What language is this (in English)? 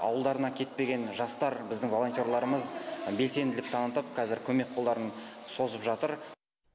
Kazakh